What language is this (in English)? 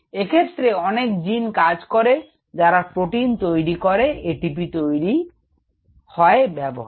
Bangla